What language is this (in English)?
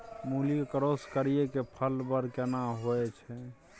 Maithili